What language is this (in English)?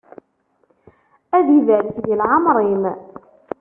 Kabyle